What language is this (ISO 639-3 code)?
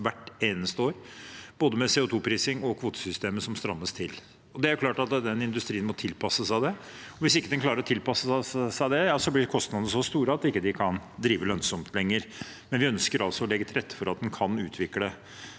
nor